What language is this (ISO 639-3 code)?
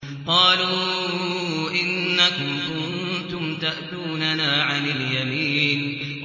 ara